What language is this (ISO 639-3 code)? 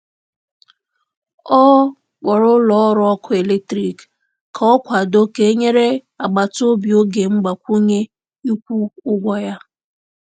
ibo